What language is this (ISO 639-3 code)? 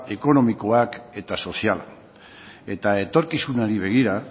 eus